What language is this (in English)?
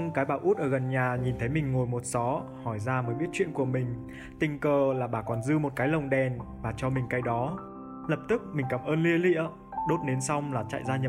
Vietnamese